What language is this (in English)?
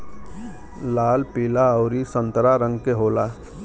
Bhojpuri